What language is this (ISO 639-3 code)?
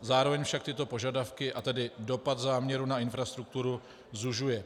ces